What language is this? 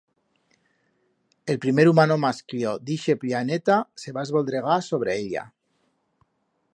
Aragonese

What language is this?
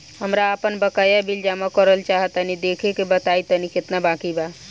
Bhojpuri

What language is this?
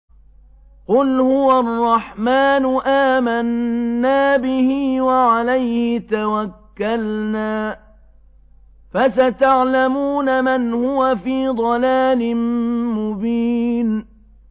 Arabic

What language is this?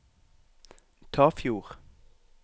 Norwegian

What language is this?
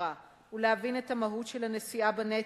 Hebrew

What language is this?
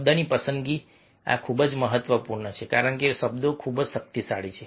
Gujarati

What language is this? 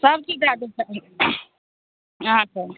Maithili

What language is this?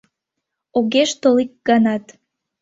Mari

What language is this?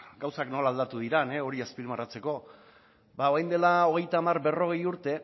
Basque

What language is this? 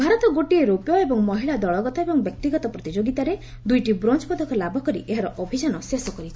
Odia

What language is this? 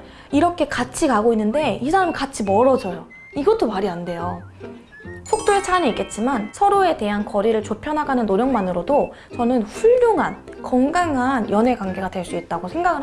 Korean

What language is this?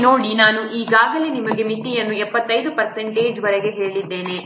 Kannada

